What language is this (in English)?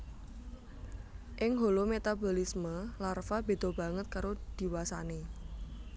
Javanese